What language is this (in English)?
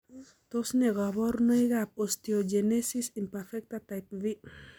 Kalenjin